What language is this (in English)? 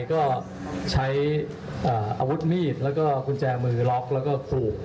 Thai